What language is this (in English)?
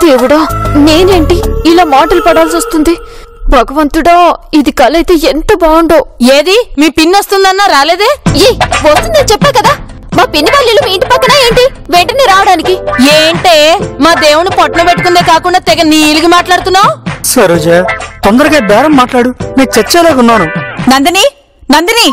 Telugu